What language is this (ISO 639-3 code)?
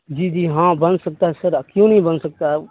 urd